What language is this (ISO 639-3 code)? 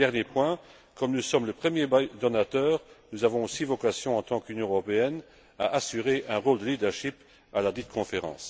fra